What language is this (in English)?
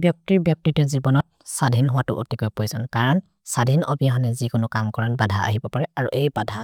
Maria (India)